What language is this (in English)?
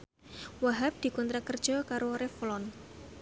Javanese